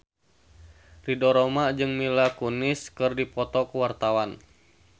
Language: Sundanese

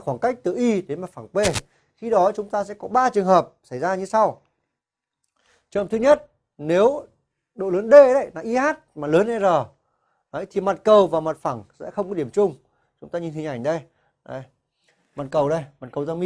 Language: Vietnamese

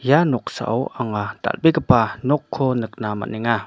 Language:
Garo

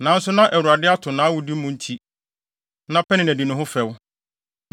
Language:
Akan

